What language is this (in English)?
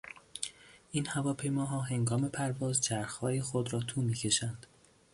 Persian